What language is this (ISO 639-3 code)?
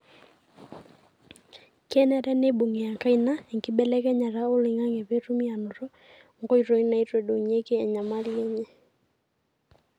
mas